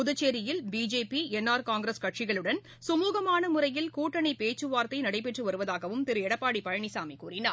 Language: Tamil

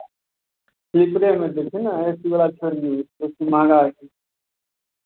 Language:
Maithili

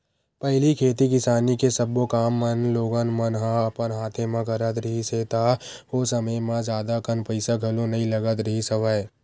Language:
Chhattisgarhi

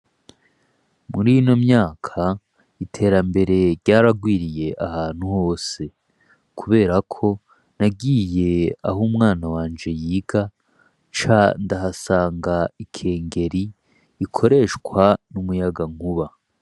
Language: Rundi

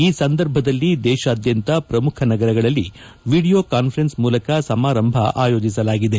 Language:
Kannada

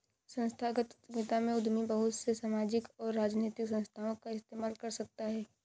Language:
Hindi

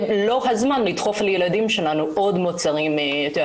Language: Hebrew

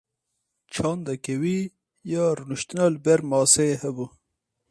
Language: Kurdish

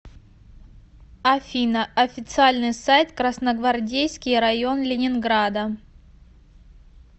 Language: Russian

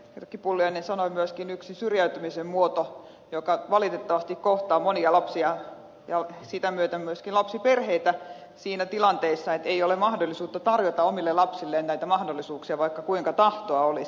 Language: Finnish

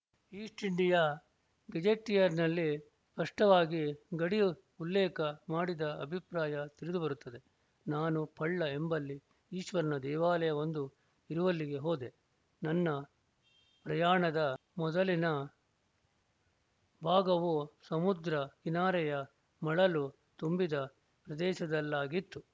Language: Kannada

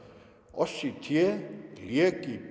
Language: Icelandic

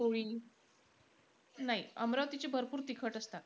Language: Marathi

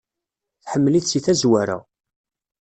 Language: Kabyle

